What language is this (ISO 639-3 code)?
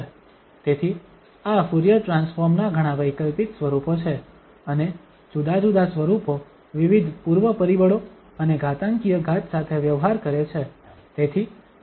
guj